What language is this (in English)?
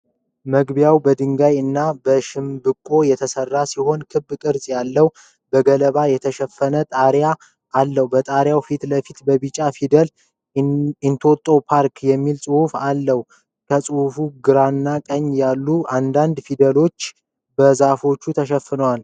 Amharic